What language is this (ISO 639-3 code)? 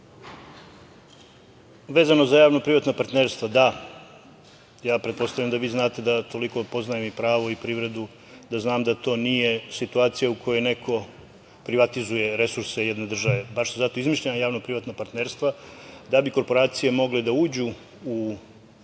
srp